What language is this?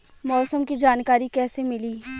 Bhojpuri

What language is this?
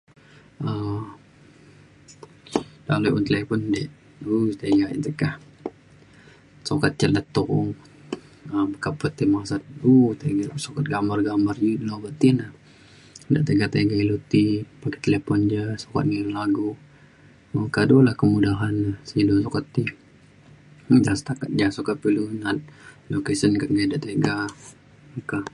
Mainstream Kenyah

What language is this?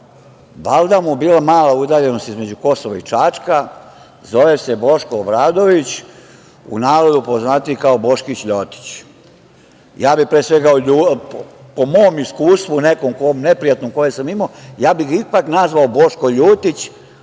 Serbian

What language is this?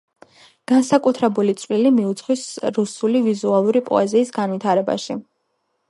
Georgian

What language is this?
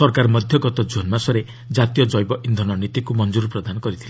Odia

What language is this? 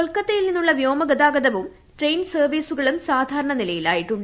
Malayalam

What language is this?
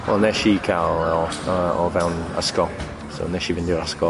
Welsh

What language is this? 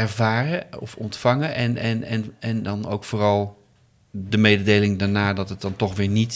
Dutch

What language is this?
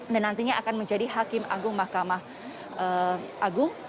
Indonesian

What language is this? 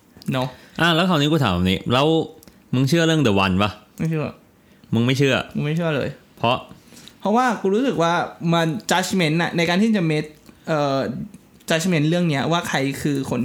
Thai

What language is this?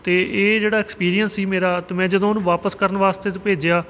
Punjabi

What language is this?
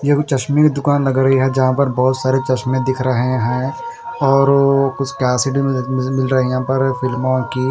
Hindi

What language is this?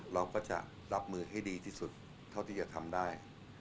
Thai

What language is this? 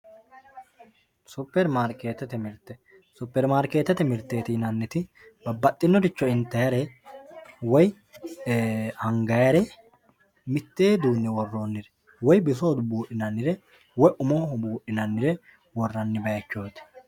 Sidamo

